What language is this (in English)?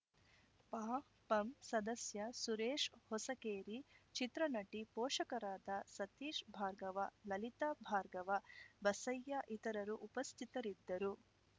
Kannada